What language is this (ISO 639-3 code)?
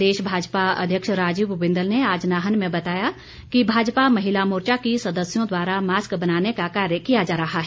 hin